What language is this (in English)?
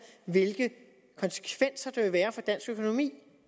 Danish